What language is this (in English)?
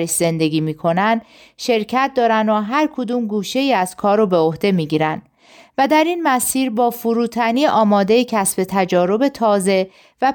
Persian